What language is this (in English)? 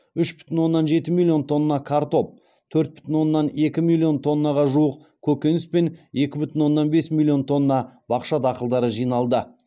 Kazakh